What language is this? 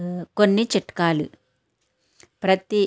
Telugu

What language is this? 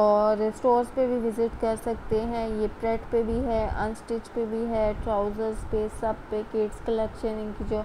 Hindi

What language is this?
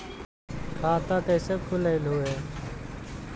Magahi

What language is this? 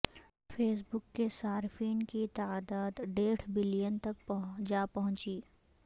Urdu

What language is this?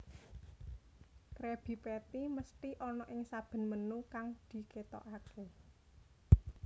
Javanese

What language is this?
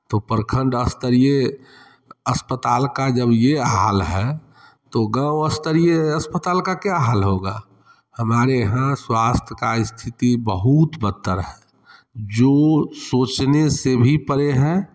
Hindi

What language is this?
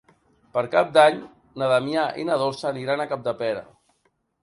Catalan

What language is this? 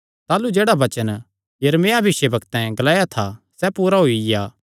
Kangri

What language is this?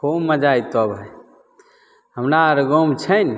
Maithili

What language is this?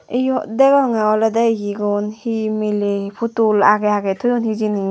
Chakma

